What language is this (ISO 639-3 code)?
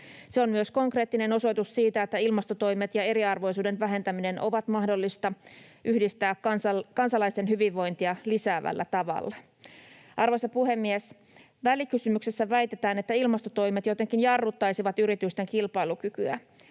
fin